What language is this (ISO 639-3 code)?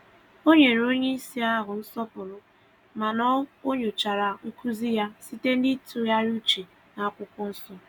ibo